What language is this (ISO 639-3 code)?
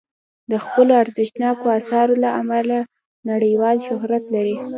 pus